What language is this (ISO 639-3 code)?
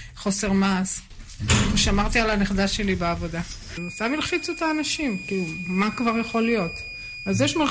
heb